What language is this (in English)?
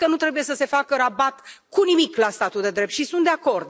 Romanian